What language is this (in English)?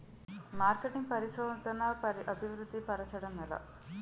Telugu